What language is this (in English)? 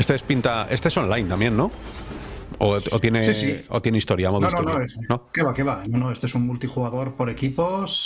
Spanish